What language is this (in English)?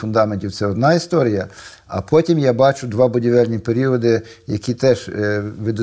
Ukrainian